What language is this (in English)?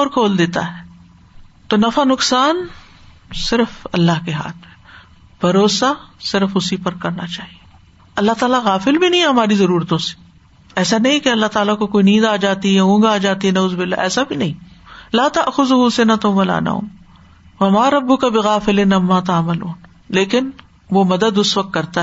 Urdu